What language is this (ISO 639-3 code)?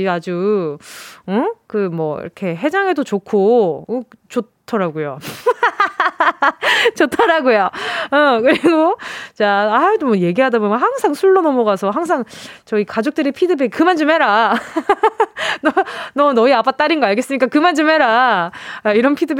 kor